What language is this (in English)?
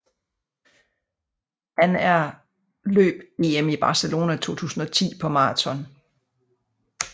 Danish